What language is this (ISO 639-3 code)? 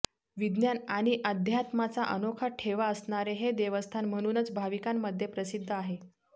mar